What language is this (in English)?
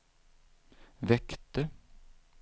Swedish